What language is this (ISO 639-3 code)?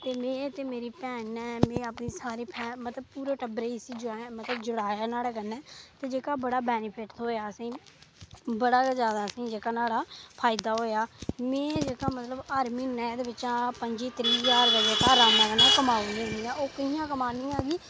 doi